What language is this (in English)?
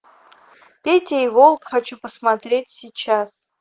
Russian